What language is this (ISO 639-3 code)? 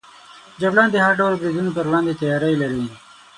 pus